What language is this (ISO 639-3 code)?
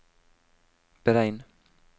nor